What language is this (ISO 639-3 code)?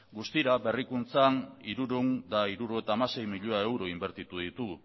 eus